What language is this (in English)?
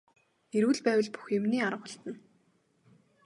Mongolian